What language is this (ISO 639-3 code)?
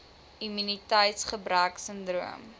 afr